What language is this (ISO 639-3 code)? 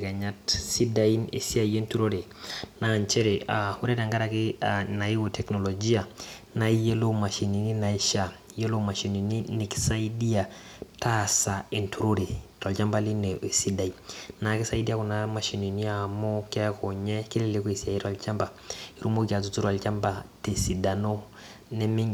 mas